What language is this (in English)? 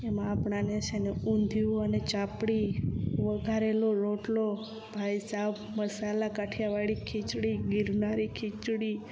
Gujarati